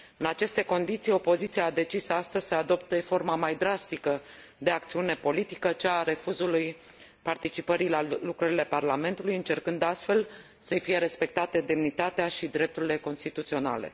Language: Romanian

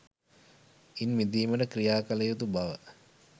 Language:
Sinhala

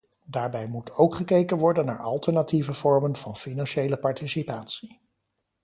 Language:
Dutch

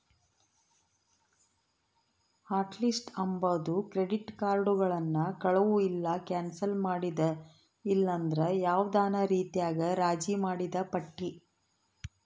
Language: Kannada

